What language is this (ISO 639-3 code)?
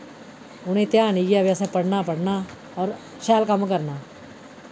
doi